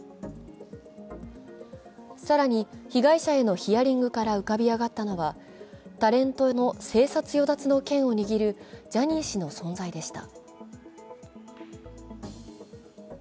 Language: Japanese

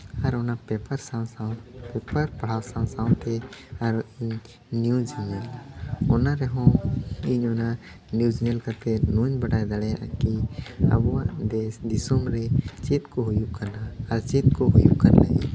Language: Santali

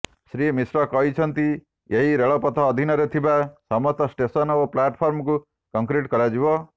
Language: Odia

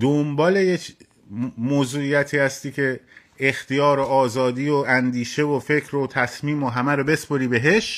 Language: Persian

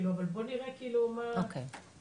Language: Hebrew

